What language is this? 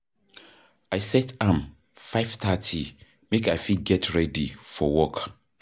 Nigerian Pidgin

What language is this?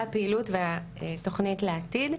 Hebrew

